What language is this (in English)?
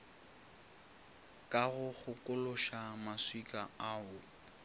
Northern Sotho